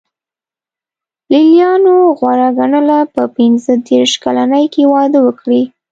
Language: Pashto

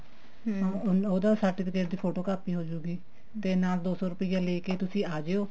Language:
Punjabi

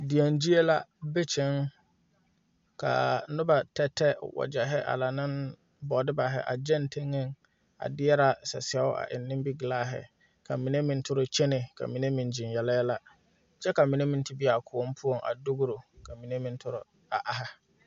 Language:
Southern Dagaare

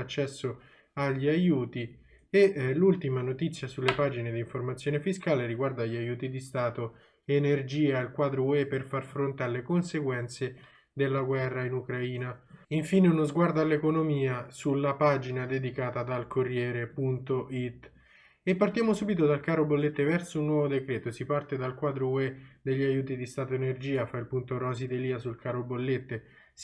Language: Italian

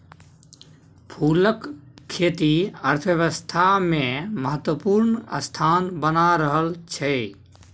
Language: Maithili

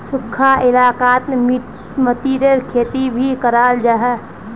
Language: Magahi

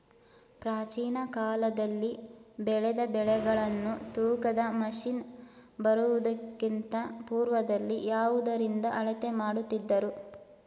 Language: Kannada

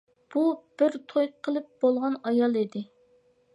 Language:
Uyghur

